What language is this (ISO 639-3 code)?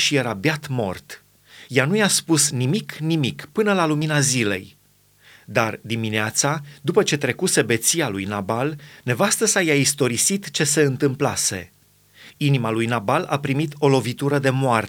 ron